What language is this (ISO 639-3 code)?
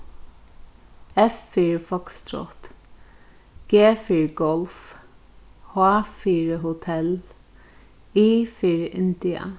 fao